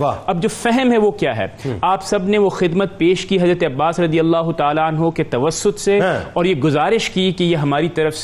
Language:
Urdu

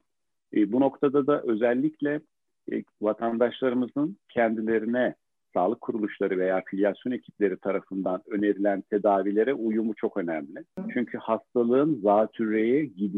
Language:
Turkish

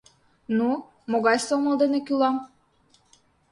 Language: Mari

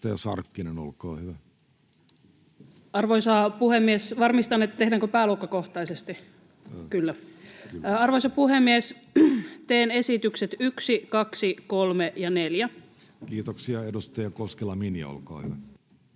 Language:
Finnish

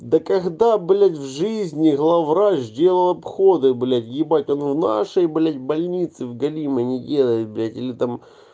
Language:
Russian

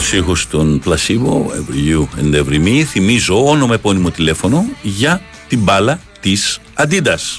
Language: Greek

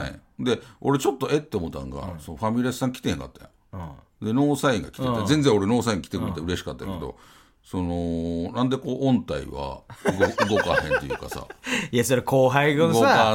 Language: Japanese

